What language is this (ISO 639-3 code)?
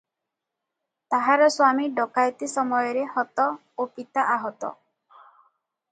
ori